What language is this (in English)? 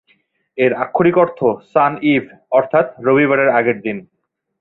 Bangla